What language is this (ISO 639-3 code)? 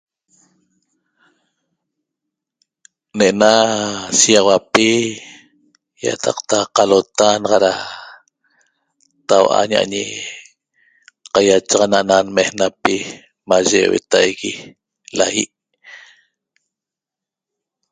tob